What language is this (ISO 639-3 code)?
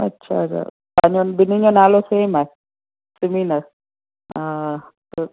snd